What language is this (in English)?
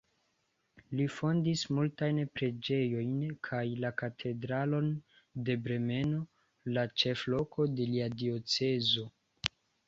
Esperanto